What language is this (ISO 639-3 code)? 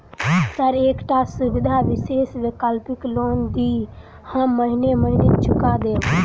mai